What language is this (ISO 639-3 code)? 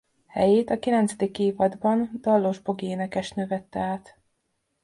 hun